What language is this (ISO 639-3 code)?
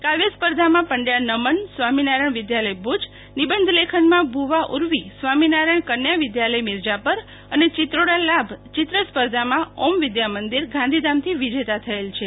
guj